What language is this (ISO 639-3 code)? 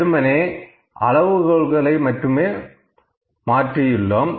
tam